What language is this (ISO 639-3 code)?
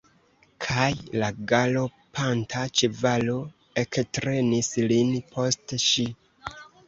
epo